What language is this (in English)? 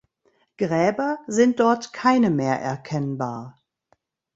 German